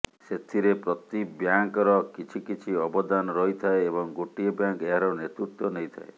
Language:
Odia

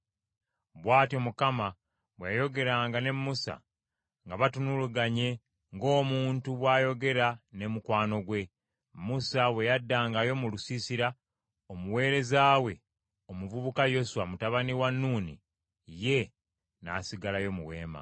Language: Ganda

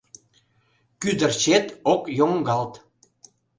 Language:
Mari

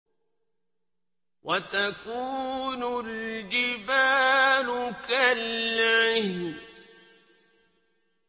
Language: Arabic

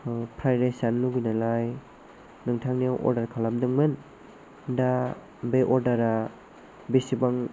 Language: Bodo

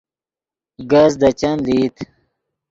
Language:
Yidgha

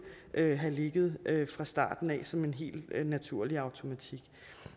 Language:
Danish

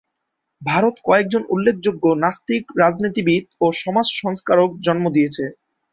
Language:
Bangla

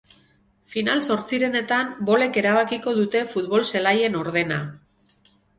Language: Basque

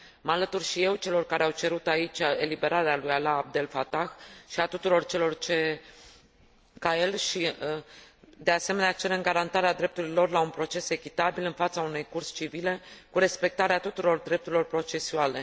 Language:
Romanian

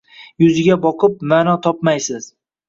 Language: Uzbek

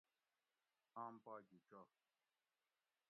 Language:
Gawri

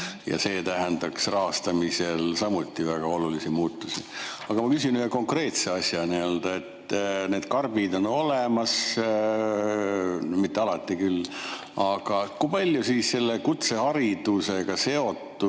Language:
Estonian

